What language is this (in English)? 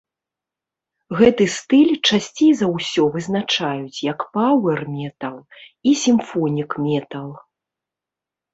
Belarusian